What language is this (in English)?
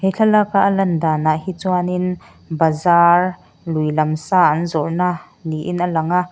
Mizo